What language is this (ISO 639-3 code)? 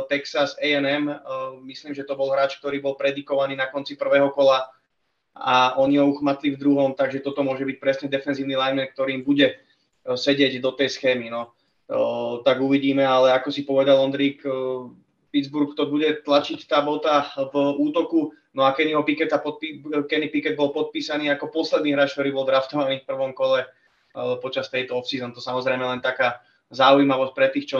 ces